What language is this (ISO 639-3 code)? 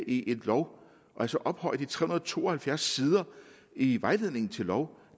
dan